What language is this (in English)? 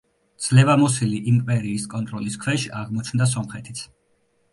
Georgian